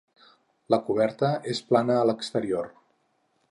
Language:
Catalan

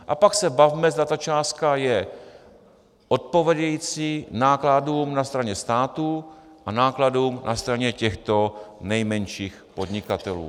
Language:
Czech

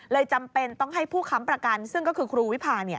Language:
Thai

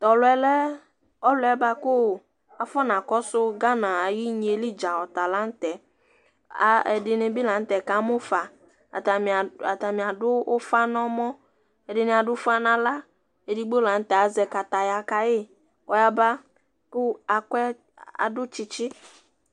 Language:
Ikposo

